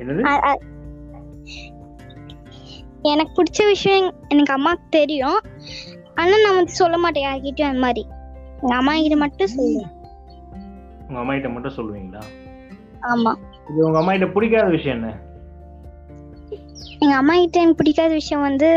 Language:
Tamil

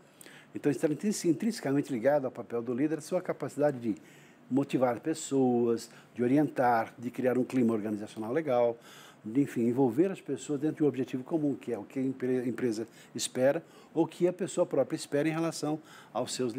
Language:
Portuguese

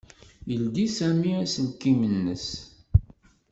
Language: Kabyle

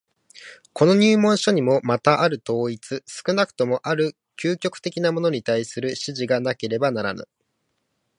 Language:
Japanese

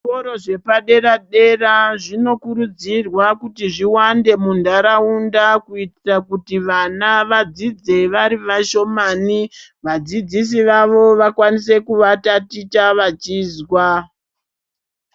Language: Ndau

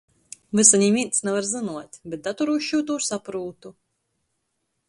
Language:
Latgalian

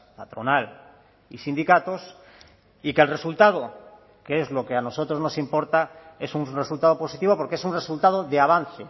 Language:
Spanish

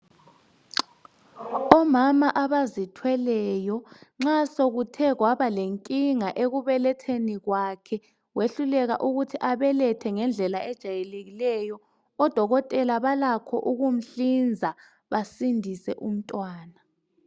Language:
North Ndebele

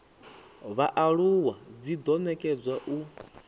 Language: Venda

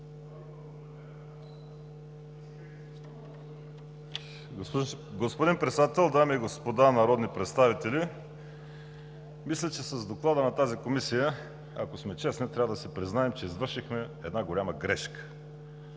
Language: Bulgarian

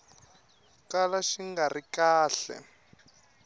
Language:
Tsonga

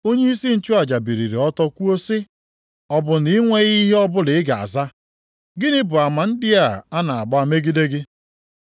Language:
Igbo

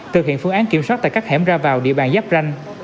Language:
Vietnamese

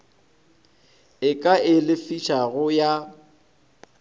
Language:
Northern Sotho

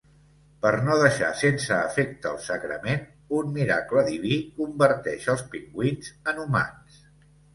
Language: Catalan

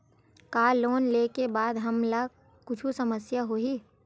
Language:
Chhattisgarhi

